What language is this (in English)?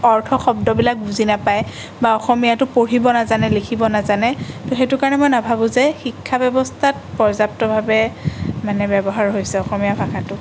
Assamese